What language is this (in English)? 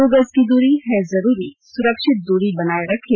Hindi